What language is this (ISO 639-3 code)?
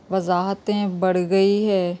urd